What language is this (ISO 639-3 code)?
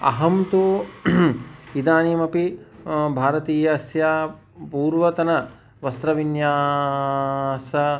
san